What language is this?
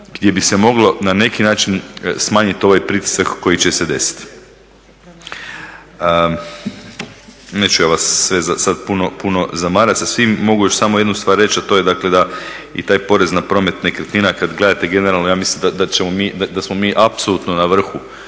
Croatian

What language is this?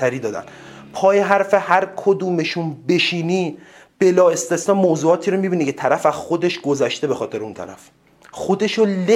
Persian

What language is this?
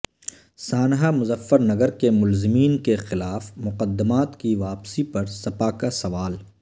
Urdu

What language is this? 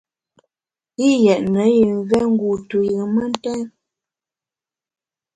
Bamun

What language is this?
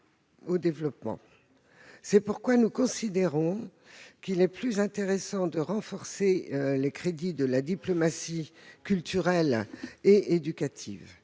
French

